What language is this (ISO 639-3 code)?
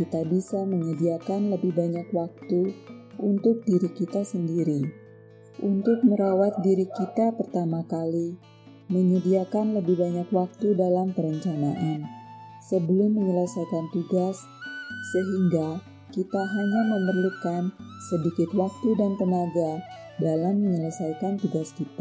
ind